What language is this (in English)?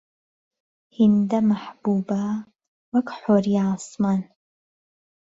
Central Kurdish